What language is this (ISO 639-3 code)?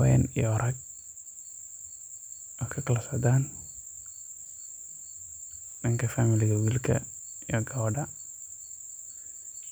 som